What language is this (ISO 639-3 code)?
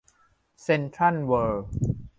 tha